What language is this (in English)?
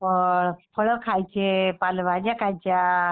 Marathi